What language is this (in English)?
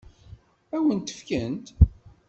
Kabyle